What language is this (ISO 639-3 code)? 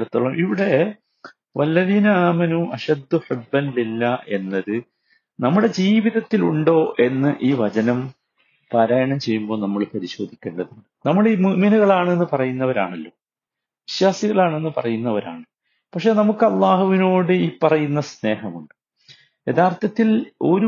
mal